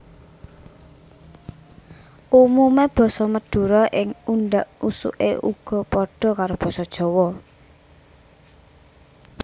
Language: Javanese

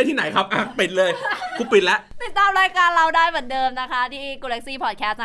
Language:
Thai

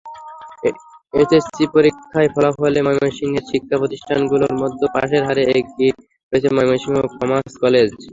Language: Bangla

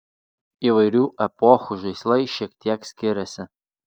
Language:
Lithuanian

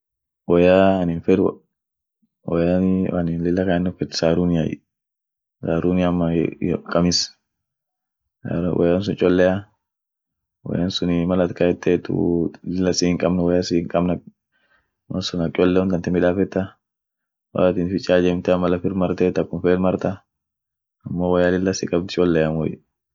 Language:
Orma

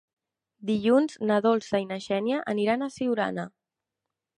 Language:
Catalan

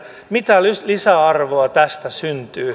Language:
Finnish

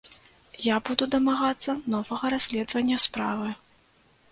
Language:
Belarusian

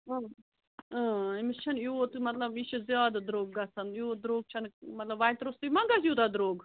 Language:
Kashmiri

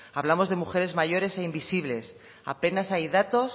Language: Spanish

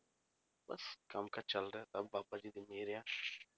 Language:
Punjabi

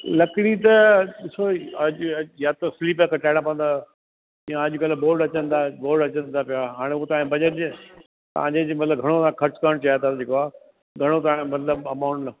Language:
Sindhi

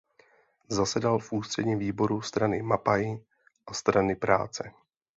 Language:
Czech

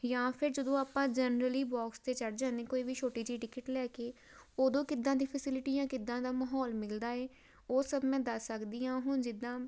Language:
Punjabi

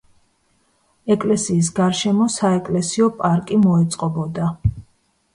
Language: Georgian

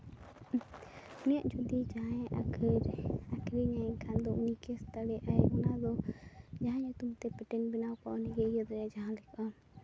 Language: Santali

